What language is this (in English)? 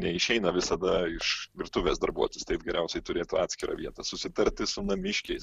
Lithuanian